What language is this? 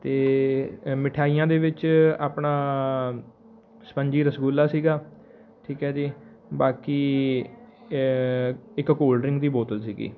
Punjabi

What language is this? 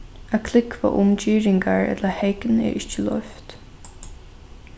Faroese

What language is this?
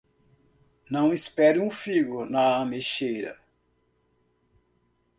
Portuguese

